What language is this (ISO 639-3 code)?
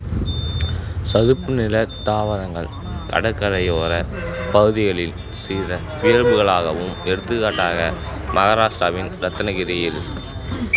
tam